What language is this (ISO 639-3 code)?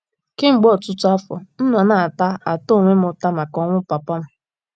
ibo